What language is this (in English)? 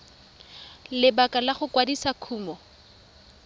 Tswana